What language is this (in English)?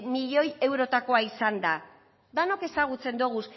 Basque